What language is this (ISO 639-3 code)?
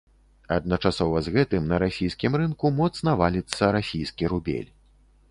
bel